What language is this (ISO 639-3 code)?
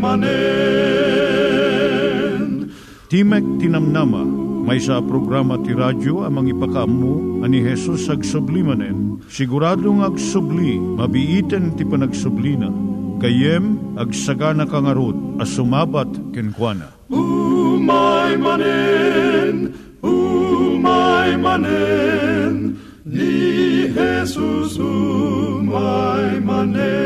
fil